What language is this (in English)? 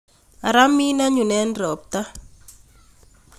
Kalenjin